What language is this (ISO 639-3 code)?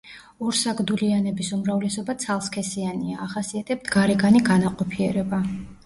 kat